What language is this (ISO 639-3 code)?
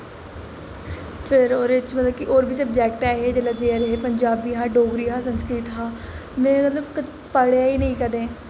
doi